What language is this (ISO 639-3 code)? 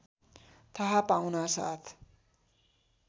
nep